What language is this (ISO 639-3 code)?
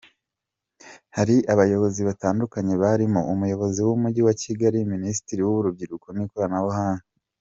kin